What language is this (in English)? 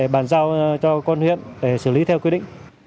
Vietnamese